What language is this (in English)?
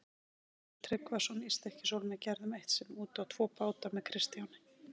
Icelandic